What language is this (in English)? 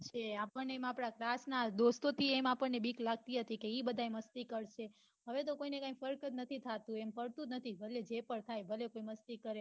Gujarati